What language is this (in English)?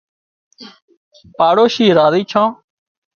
Wadiyara Koli